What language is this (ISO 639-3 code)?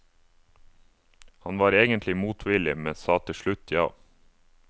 nor